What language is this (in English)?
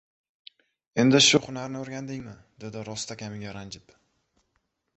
Uzbek